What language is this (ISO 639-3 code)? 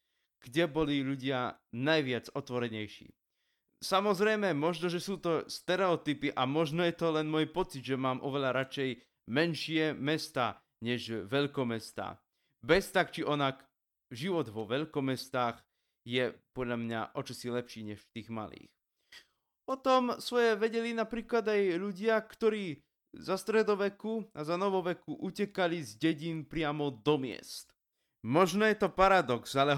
slk